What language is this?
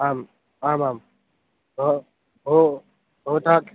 Sanskrit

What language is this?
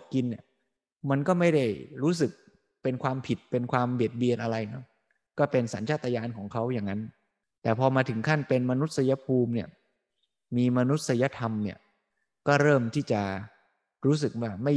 Thai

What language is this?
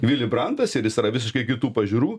Lithuanian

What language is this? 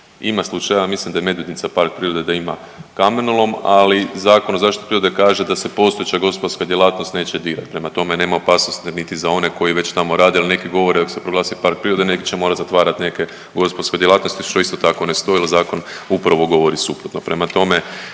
Croatian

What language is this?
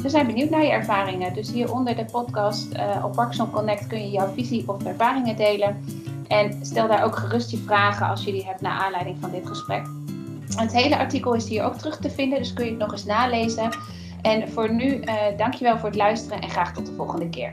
Dutch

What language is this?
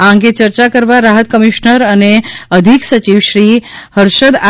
Gujarati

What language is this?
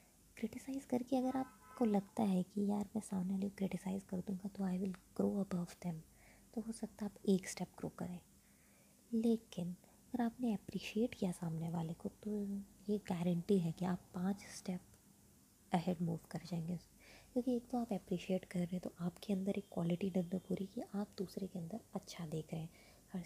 Hindi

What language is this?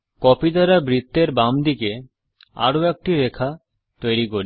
Bangla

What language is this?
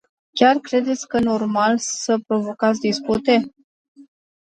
Romanian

